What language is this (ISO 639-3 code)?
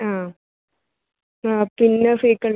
mal